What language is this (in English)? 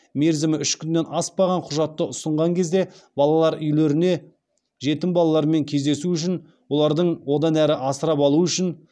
Kazakh